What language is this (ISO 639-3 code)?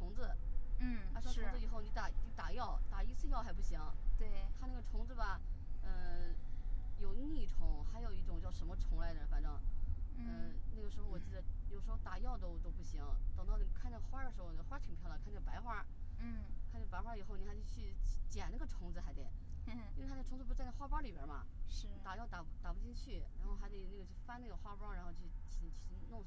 zho